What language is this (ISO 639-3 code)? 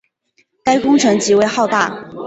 zho